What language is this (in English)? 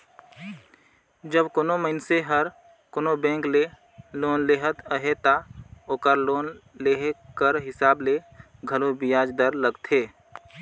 Chhattisgarhi